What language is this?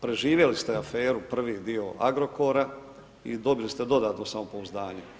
Croatian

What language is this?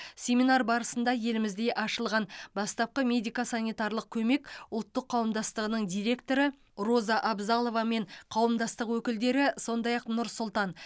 Kazakh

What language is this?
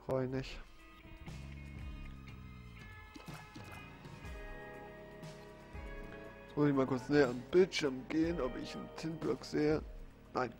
German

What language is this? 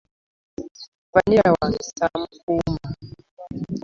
Ganda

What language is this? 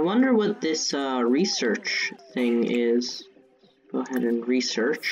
English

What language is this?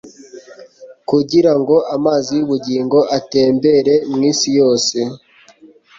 Kinyarwanda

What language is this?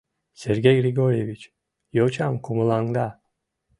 Mari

